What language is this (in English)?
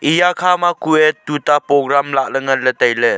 Wancho Naga